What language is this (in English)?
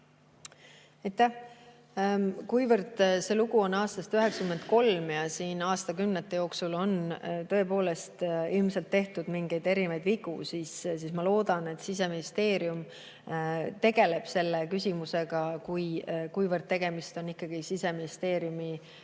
Estonian